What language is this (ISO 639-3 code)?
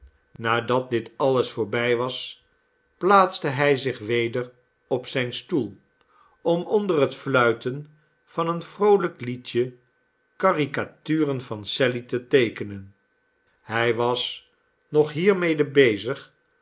nld